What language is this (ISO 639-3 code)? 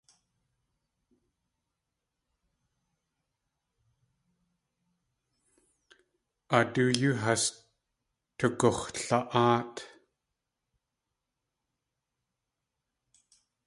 tli